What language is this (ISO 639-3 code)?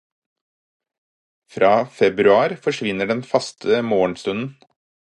nob